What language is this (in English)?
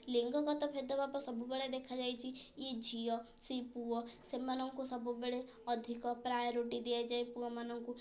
Odia